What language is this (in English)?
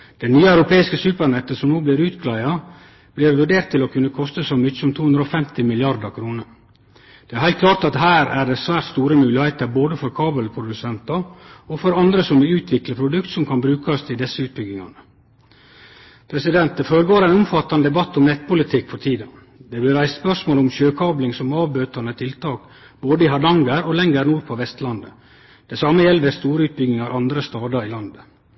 Norwegian Nynorsk